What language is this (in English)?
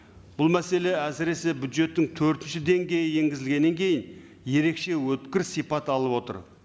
Kazakh